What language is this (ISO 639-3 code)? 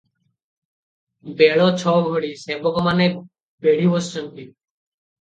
ori